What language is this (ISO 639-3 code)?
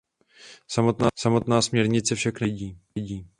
ces